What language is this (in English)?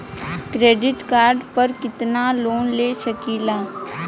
Bhojpuri